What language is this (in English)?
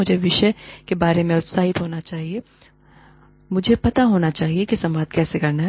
Hindi